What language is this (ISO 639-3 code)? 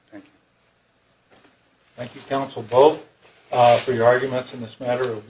eng